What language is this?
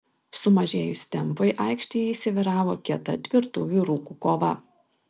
Lithuanian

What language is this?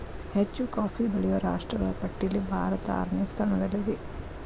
Kannada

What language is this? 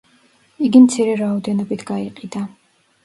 Georgian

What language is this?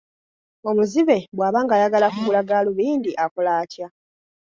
Ganda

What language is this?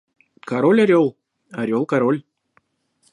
Russian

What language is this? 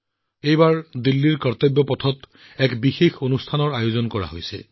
Assamese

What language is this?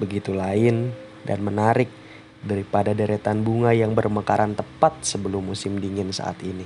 Indonesian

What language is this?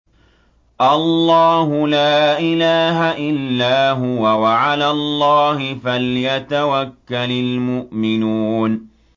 Arabic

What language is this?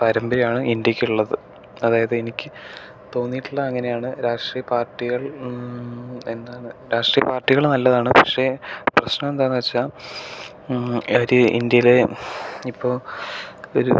Malayalam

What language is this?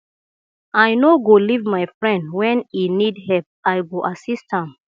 Nigerian Pidgin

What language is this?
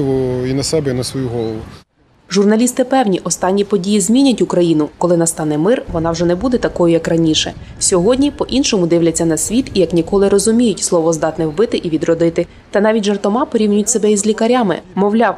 Ukrainian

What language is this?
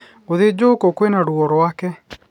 Kikuyu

